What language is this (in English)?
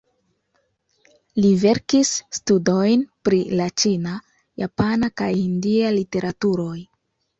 Esperanto